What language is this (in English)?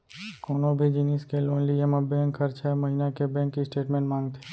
Chhattisgarhi